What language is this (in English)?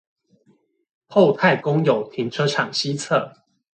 Chinese